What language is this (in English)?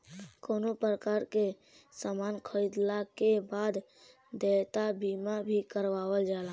Bhojpuri